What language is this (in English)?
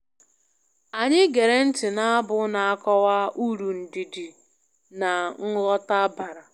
Igbo